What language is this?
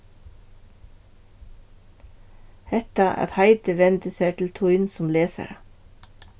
Faroese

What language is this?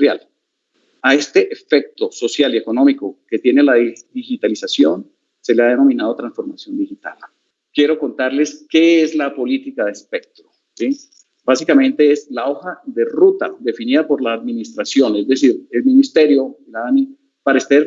Spanish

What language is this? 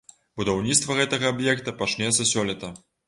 Belarusian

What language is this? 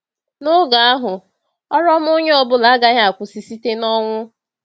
Igbo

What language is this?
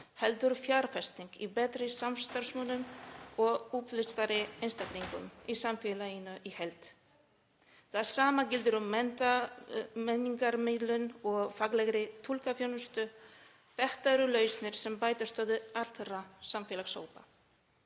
Icelandic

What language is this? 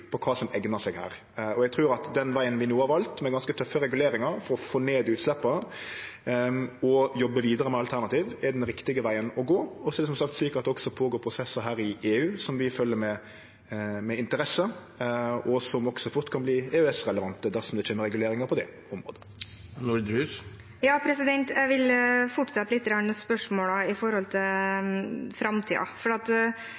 Norwegian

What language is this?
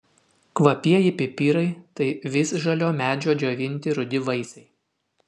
Lithuanian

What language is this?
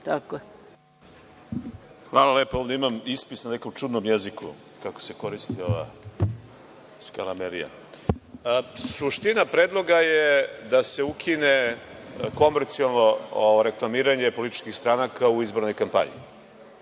Serbian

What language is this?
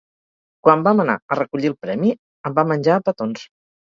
Catalan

